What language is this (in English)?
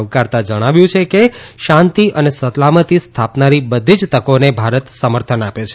Gujarati